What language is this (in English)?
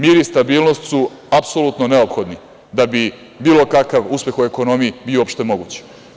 Serbian